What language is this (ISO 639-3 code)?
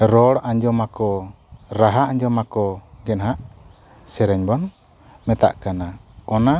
sat